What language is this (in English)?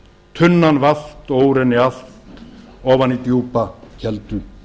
Icelandic